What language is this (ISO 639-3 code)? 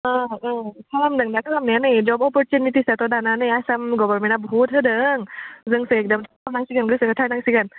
brx